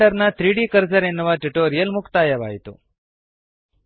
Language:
Kannada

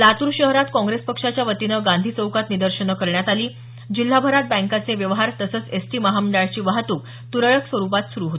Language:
Marathi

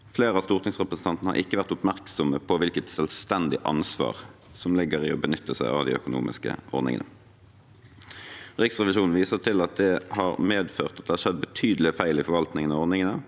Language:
Norwegian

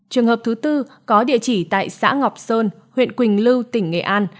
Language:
Vietnamese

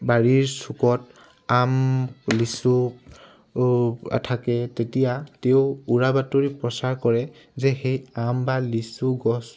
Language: Assamese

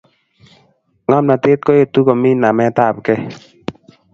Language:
Kalenjin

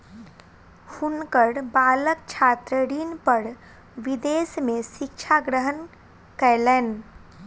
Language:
Maithili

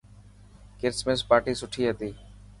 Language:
Dhatki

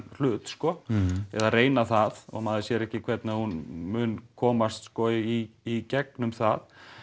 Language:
Icelandic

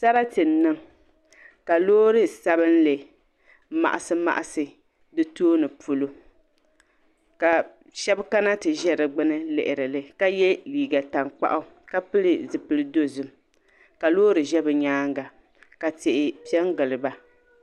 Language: Dagbani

